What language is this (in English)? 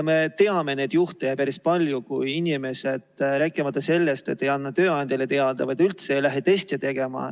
Estonian